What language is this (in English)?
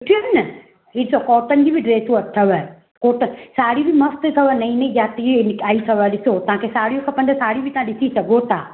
Sindhi